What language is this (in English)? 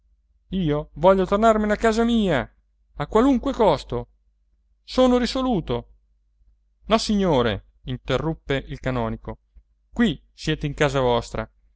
Italian